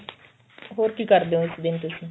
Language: Punjabi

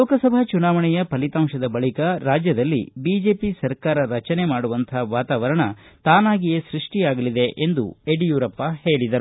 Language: Kannada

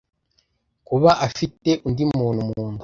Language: Kinyarwanda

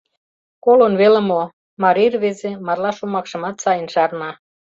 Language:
Mari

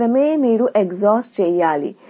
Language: Telugu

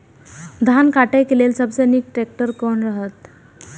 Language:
Maithili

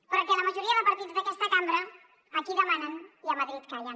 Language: Catalan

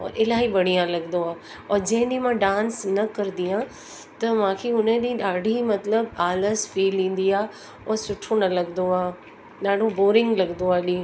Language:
Sindhi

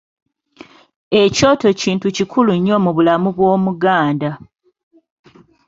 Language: Ganda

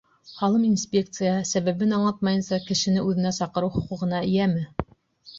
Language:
Bashkir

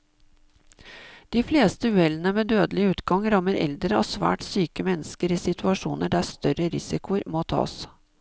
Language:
Norwegian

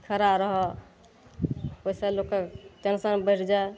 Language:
Maithili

